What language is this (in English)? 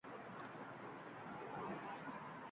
Uzbek